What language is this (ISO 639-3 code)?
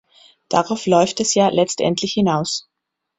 deu